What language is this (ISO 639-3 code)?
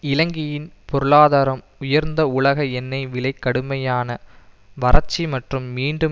tam